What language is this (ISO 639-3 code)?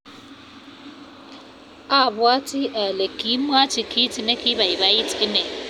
kln